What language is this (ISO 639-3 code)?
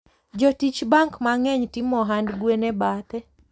luo